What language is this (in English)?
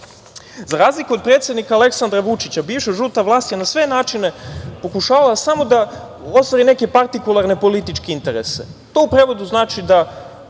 Serbian